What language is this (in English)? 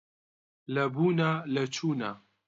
Central Kurdish